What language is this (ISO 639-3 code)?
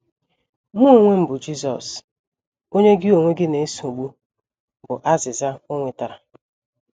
ibo